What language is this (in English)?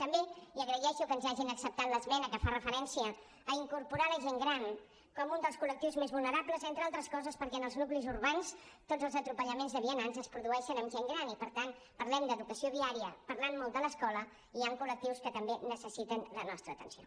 Catalan